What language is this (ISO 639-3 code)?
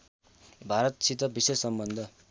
nep